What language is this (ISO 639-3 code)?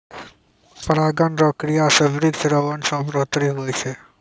mai